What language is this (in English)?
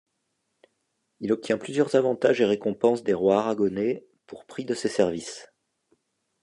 French